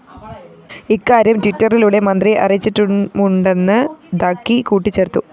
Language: Malayalam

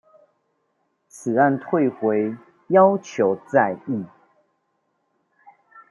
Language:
Chinese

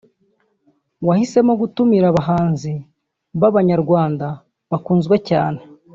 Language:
Kinyarwanda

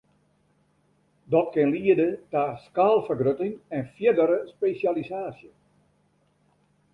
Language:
Western Frisian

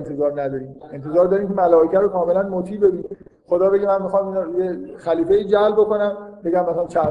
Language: Persian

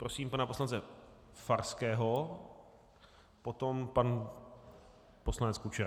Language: Czech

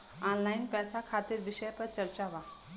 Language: Bhojpuri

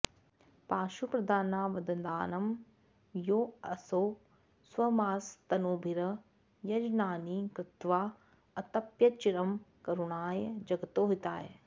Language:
Sanskrit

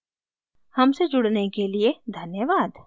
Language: Hindi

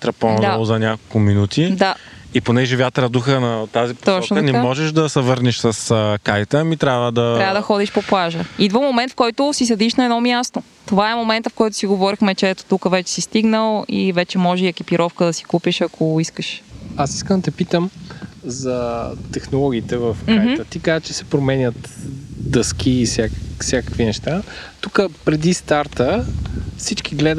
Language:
Bulgarian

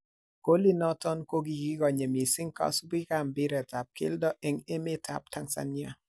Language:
Kalenjin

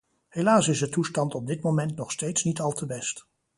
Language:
Dutch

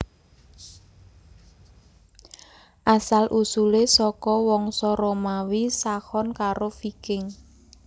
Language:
Javanese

